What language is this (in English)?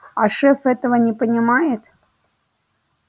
Russian